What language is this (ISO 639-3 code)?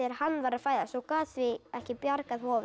isl